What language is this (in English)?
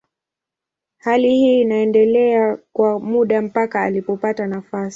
Swahili